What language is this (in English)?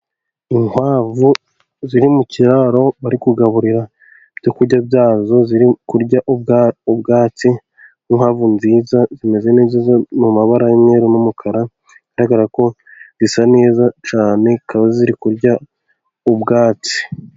Kinyarwanda